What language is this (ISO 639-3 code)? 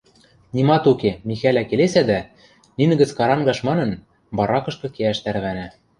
mrj